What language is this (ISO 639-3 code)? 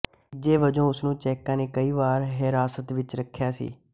pan